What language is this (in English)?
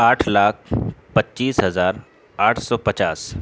Urdu